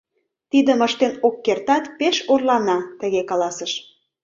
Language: Mari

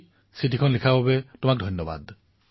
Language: Assamese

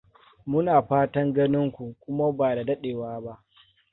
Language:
Hausa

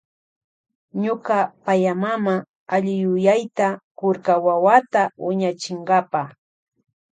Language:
Loja Highland Quichua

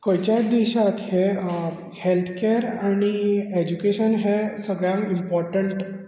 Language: Konkani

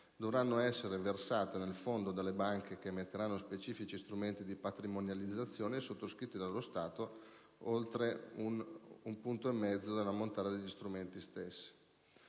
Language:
Italian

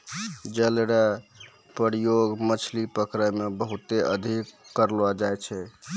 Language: Maithili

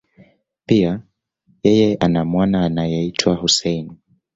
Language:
Swahili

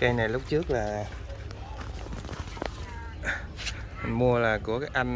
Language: Vietnamese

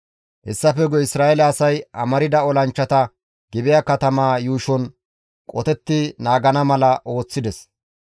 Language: Gamo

